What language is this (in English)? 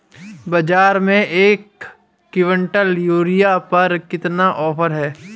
Hindi